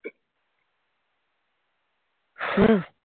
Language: Bangla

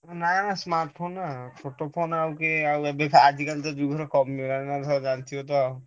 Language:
Odia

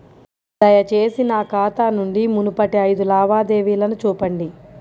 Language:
Telugu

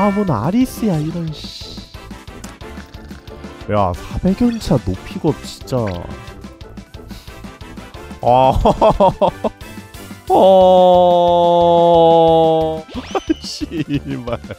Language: Korean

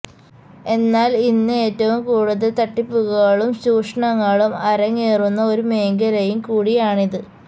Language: Malayalam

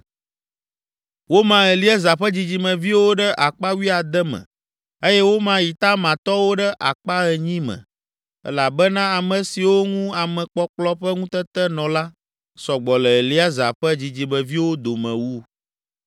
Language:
Ewe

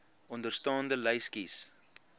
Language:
Afrikaans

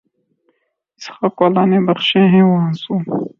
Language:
Urdu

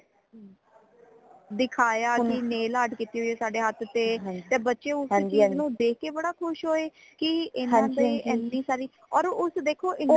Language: Punjabi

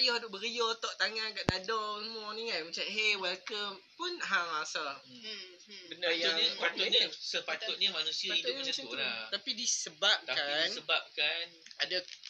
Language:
Malay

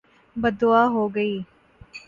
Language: Urdu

